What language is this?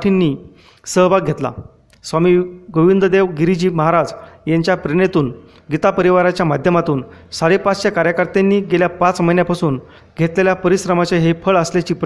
Marathi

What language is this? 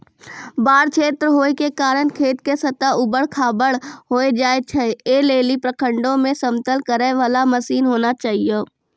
Maithili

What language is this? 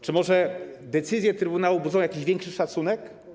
Polish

